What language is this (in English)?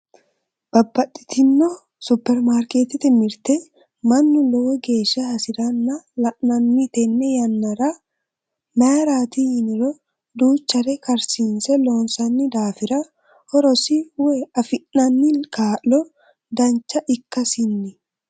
Sidamo